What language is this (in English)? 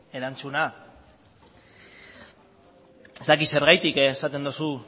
Basque